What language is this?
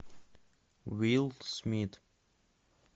Russian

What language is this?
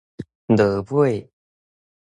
Min Nan Chinese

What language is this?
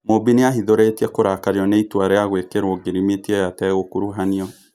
Kikuyu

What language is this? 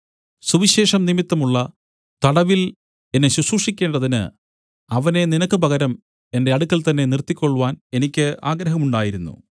Malayalam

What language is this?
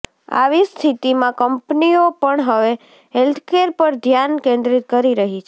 Gujarati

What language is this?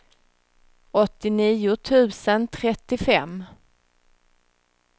Swedish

